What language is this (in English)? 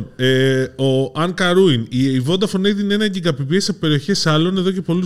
Greek